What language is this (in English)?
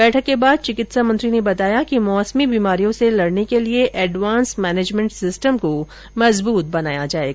Hindi